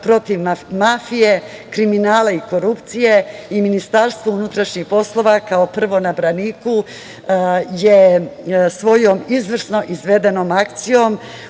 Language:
Serbian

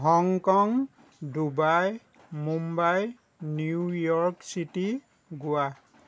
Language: Assamese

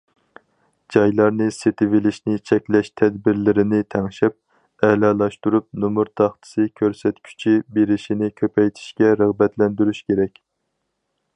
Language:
Uyghur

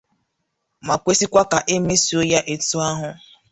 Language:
Igbo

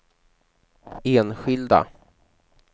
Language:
Swedish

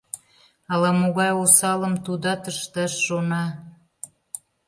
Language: Mari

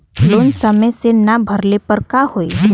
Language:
Bhojpuri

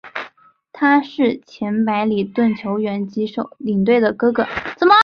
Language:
Chinese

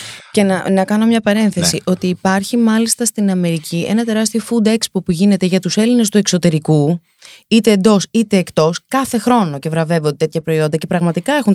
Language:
Greek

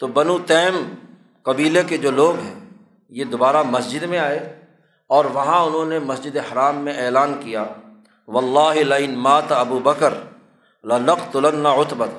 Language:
Urdu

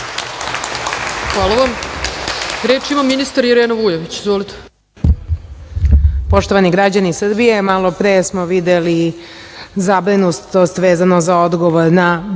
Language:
Serbian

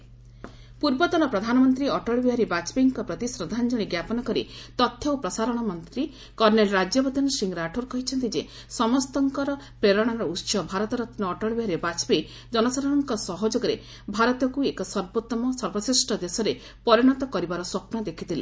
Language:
Odia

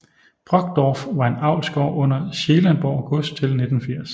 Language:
Danish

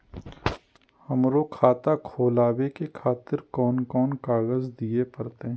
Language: Maithili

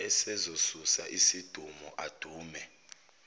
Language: Zulu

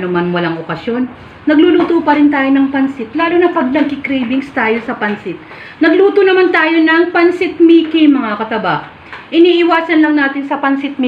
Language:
Filipino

